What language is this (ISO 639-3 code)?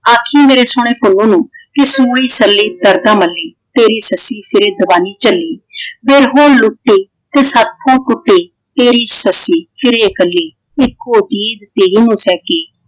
pan